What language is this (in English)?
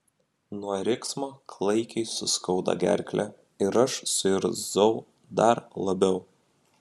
Lithuanian